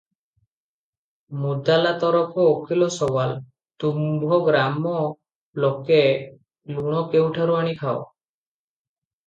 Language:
Odia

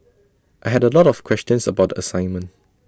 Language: English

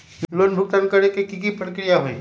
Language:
Magahi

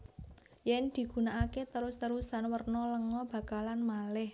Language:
Javanese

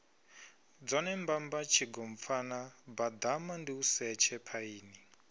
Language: Venda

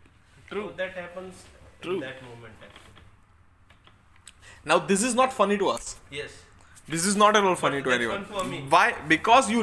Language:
Hindi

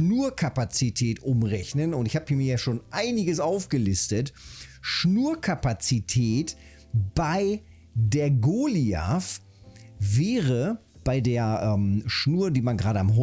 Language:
German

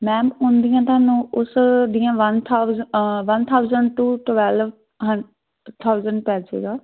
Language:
Punjabi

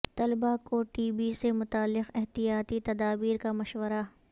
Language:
Urdu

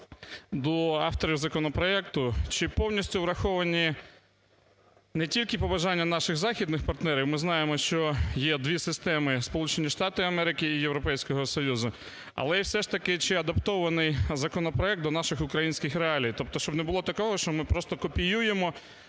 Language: Ukrainian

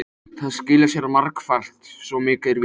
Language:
Icelandic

